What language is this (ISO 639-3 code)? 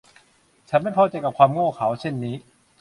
tha